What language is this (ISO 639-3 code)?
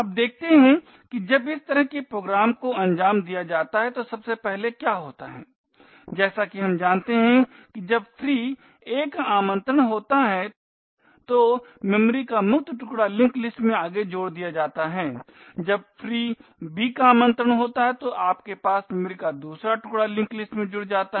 hin